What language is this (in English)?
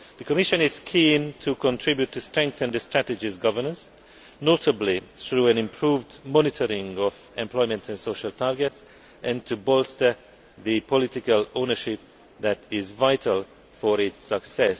English